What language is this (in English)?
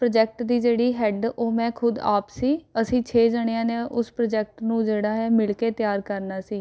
Punjabi